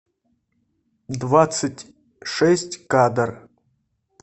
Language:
Russian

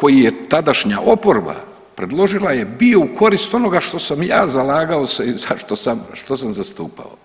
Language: Croatian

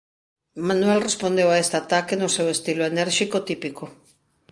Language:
Galician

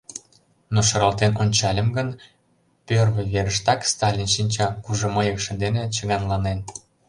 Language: Mari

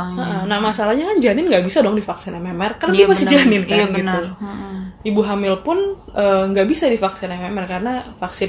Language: Indonesian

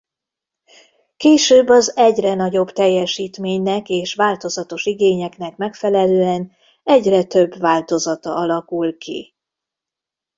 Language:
Hungarian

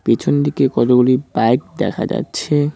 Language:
Bangla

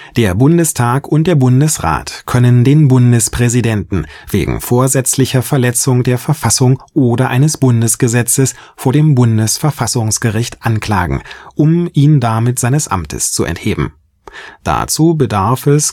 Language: German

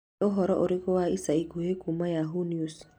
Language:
Kikuyu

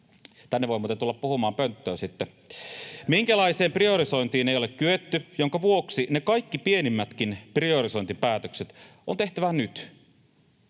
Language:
Finnish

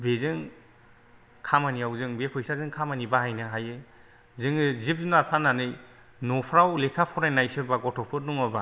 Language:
Bodo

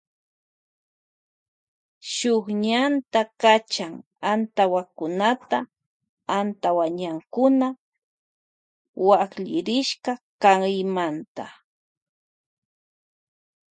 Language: Loja Highland Quichua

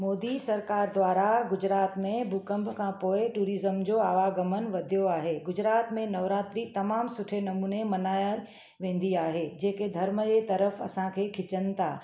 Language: Sindhi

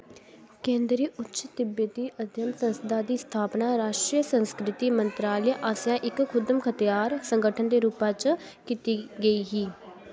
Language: Dogri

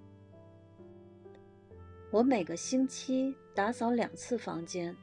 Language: Chinese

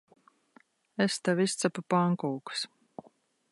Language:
Latvian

